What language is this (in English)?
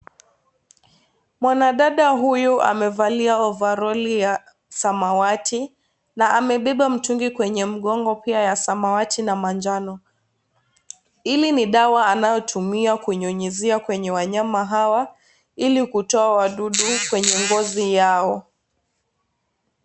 Swahili